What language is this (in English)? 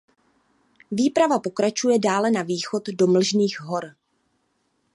Czech